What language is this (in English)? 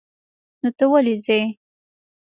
Pashto